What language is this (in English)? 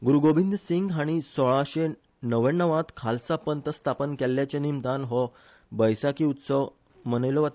Konkani